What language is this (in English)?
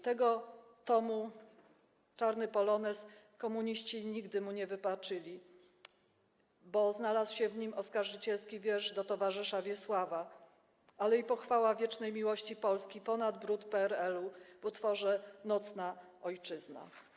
Polish